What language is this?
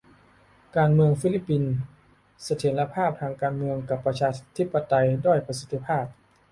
Thai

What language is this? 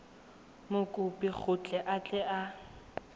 Tswana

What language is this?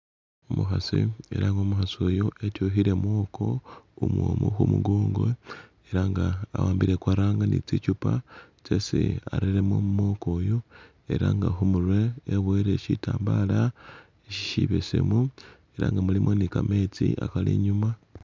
Masaaba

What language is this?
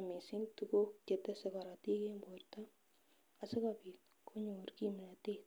Kalenjin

